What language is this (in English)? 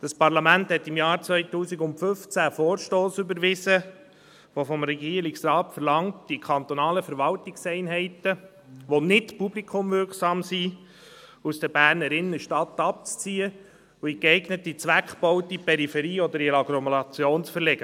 Swiss German